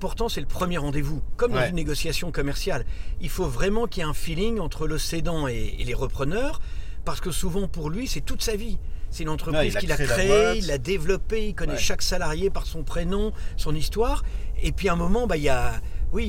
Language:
French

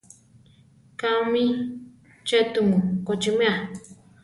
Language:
Central Tarahumara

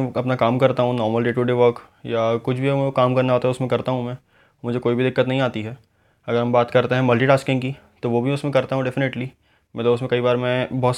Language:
Hindi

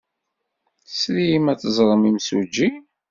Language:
Kabyle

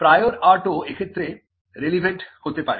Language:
Bangla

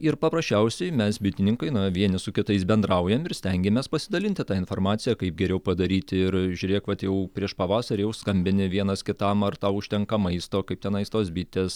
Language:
Lithuanian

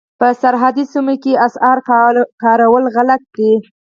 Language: Pashto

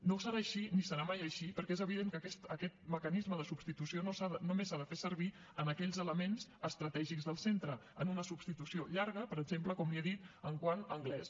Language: Catalan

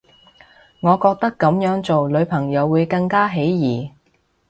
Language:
Cantonese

